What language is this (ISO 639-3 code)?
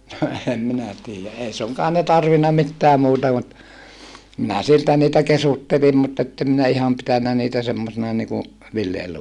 fin